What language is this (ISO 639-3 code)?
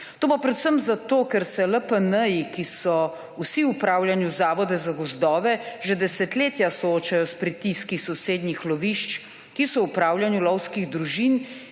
slv